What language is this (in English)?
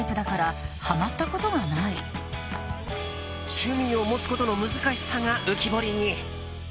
Japanese